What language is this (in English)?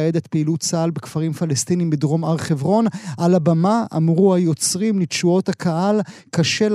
Hebrew